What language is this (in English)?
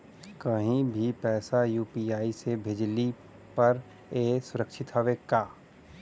Bhojpuri